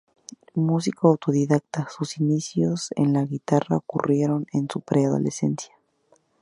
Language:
Spanish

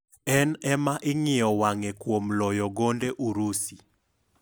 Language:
Luo (Kenya and Tanzania)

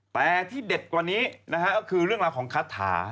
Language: Thai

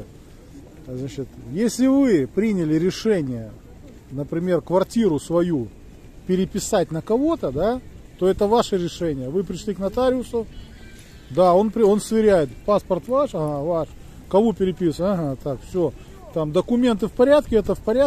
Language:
Russian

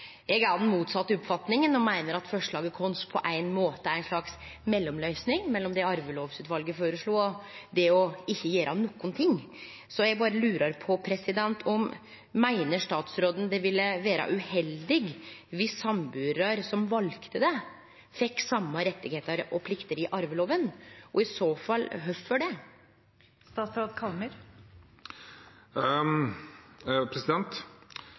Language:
Norwegian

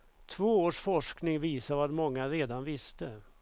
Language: Swedish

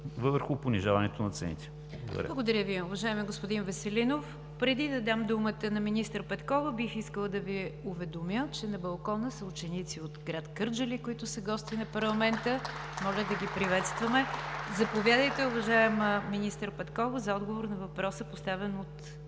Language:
Bulgarian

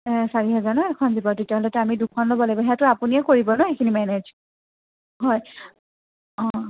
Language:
Assamese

